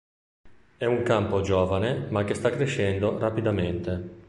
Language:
Italian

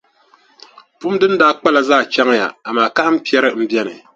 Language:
Dagbani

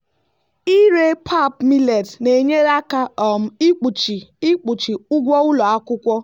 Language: Igbo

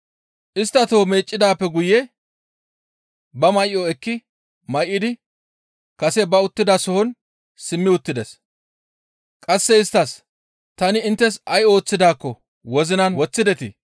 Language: Gamo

